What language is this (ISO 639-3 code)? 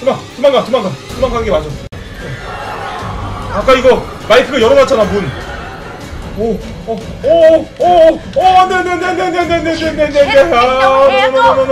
kor